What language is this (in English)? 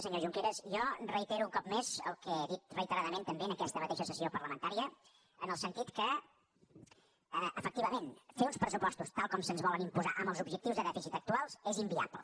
Catalan